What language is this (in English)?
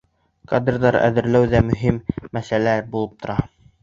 Bashkir